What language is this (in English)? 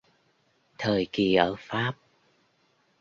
Vietnamese